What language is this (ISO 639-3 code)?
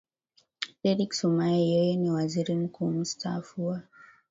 swa